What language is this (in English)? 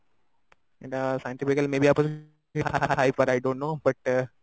Odia